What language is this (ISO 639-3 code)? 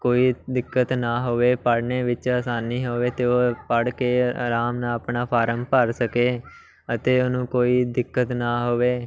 pan